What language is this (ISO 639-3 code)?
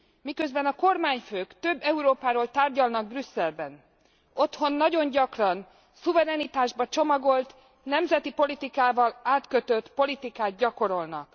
hun